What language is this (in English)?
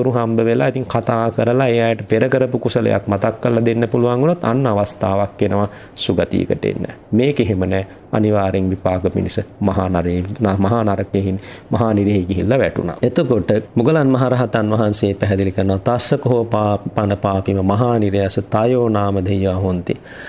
Romanian